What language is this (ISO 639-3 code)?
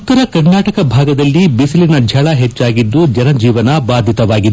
kan